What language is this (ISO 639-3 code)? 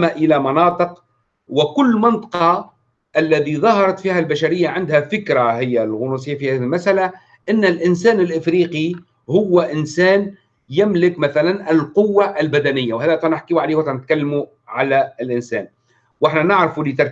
ara